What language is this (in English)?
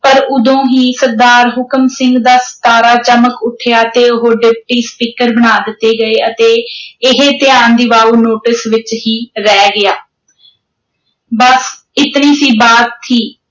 Punjabi